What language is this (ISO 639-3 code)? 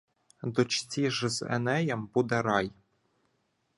ukr